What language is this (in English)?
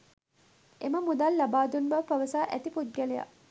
Sinhala